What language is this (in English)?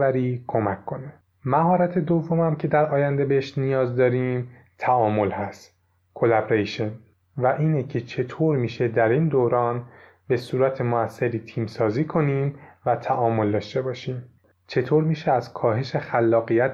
Persian